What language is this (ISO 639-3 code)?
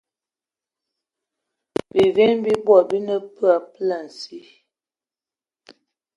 eto